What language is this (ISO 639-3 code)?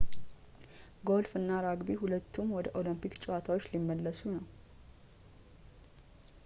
amh